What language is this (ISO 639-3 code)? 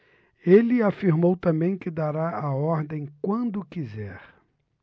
por